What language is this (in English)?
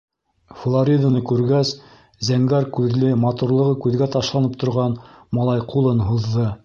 Bashkir